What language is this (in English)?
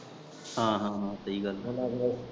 Punjabi